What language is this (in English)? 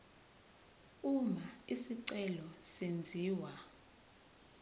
Zulu